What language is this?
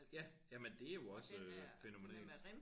Danish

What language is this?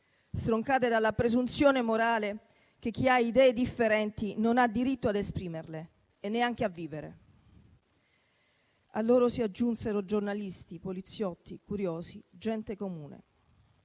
Italian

